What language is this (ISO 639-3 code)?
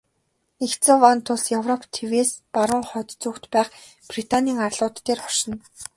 mon